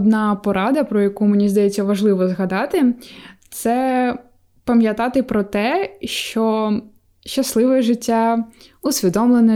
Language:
Ukrainian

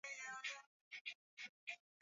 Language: Swahili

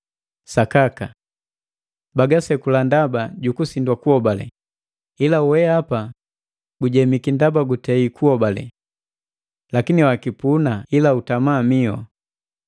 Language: Matengo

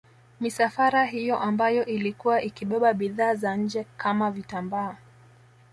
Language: Swahili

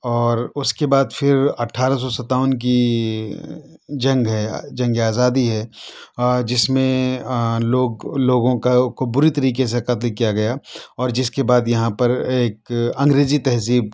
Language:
Urdu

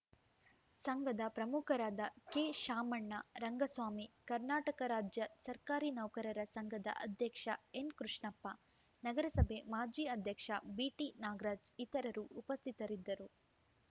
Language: Kannada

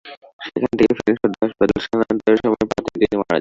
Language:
Bangla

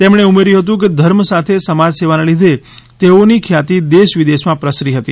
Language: Gujarati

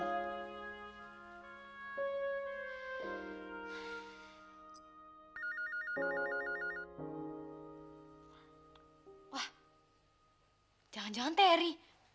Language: Indonesian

